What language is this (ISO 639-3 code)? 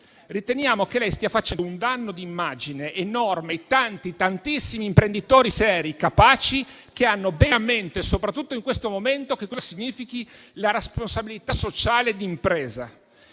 ita